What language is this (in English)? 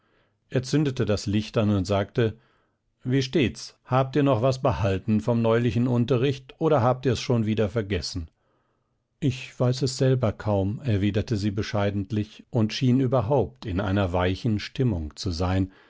German